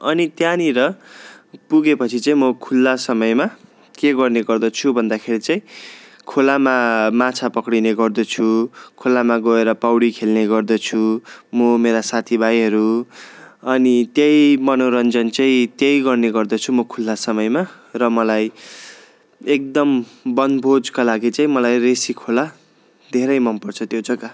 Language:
Nepali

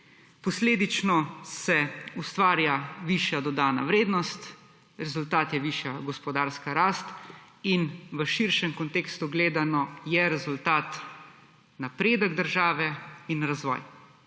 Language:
Slovenian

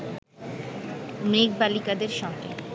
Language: Bangla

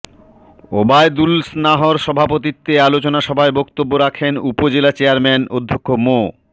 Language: Bangla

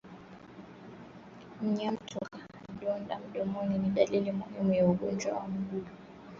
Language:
Swahili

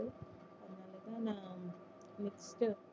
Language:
Tamil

